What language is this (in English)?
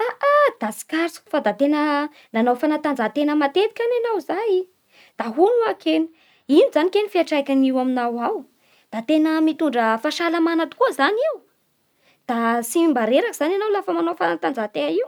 Bara Malagasy